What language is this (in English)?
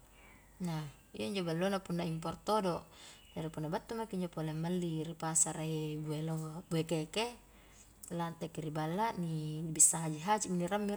Highland Konjo